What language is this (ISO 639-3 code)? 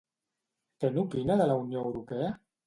cat